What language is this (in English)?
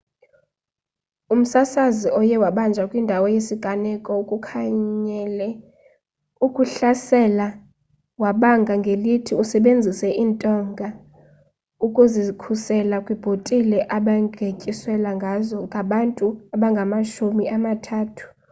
Xhosa